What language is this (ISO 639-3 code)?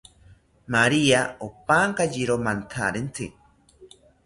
cpy